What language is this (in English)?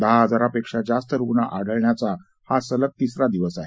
Marathi